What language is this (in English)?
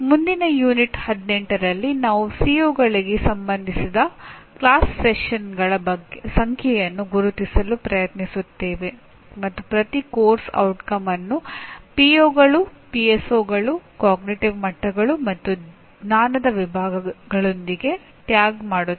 Kannada